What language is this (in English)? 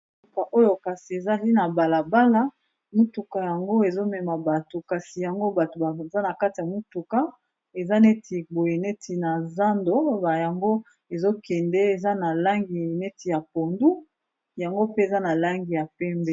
Lingala